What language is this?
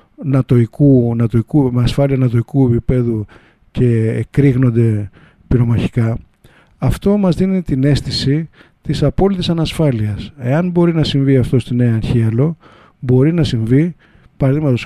Greek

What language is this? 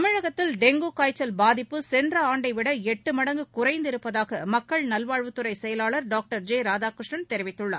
Tamil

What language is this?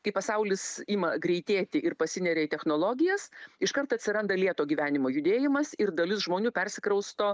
Lithuanian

